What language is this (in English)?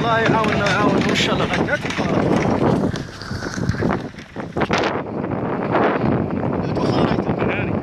Arabic